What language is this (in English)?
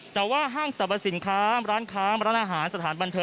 Thai